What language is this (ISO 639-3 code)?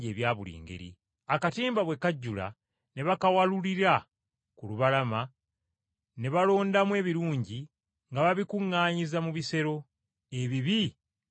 lug